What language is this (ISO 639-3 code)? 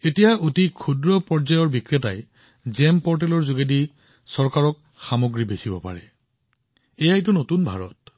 asm